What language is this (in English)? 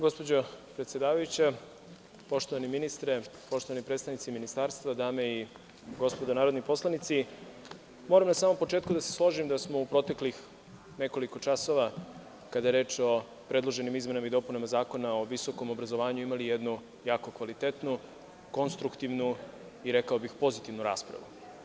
Serbian